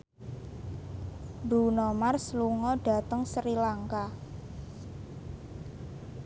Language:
Javanese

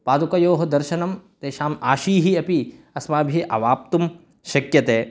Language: Sanskrit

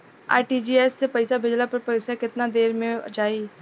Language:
Bhojpuri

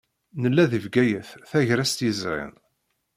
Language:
Kabyle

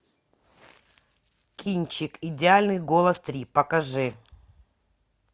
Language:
Russian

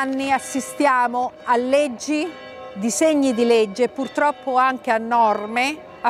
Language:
Italian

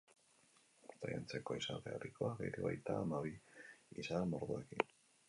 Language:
Basque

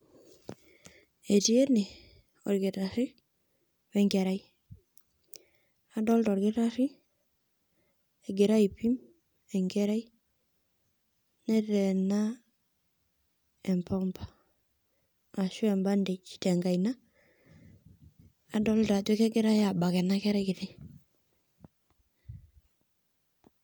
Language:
Masai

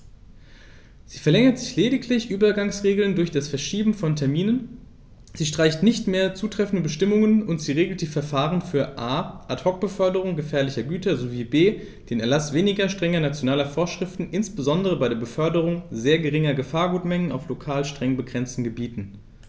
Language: German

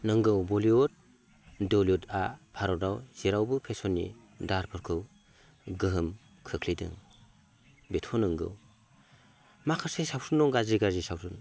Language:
Bodo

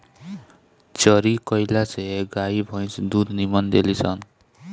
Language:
Bhojpuri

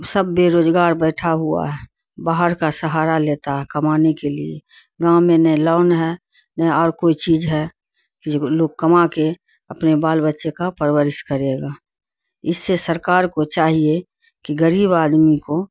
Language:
Urdu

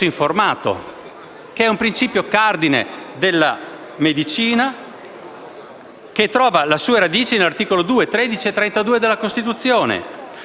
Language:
Italian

